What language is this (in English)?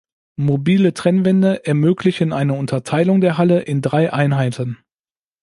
German